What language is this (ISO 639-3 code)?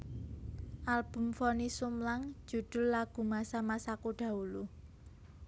jav